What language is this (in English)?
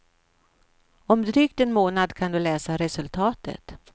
Swedish